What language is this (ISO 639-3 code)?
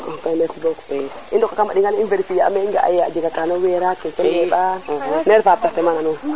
srr